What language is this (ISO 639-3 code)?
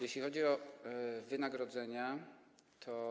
pol